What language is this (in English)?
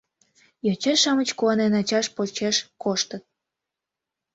Mari